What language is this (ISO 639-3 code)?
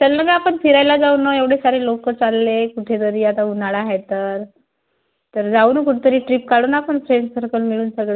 mar